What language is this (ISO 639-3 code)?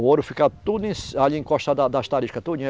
por